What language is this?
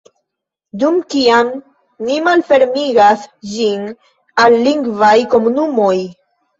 Esperanto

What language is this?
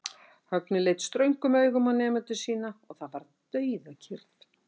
Icelandic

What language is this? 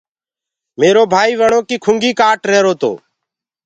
Gurgula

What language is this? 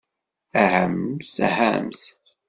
Kabyle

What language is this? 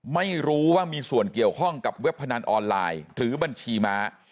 Thai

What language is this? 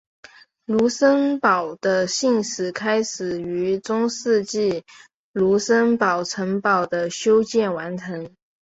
Chinese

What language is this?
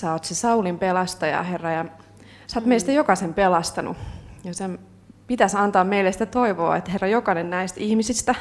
Finnish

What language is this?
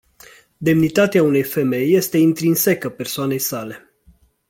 Romanian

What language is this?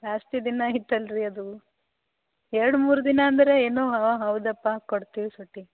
Kannada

